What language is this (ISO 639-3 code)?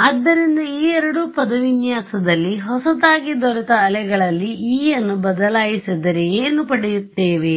kan